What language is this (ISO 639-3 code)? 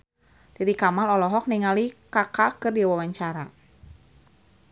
sun